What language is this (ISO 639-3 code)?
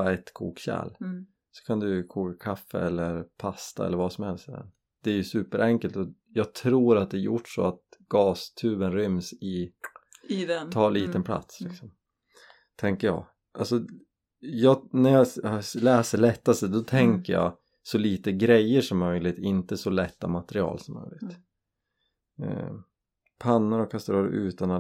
swe